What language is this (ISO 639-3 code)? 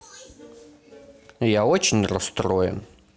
rus